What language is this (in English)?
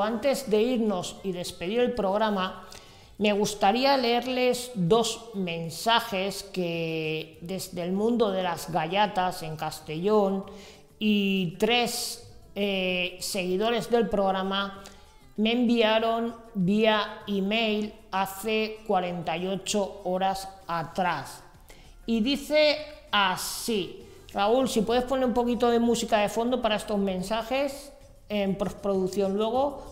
Spanish